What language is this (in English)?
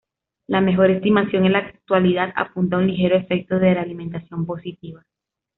Spanish